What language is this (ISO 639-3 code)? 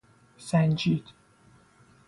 fas